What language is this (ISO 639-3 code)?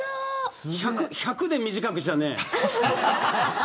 jpn